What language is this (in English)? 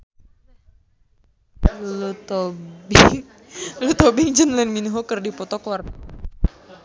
Sundanese